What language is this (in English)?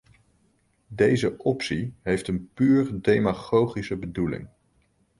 Dutch